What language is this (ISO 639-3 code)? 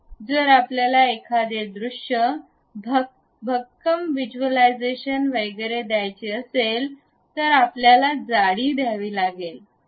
mar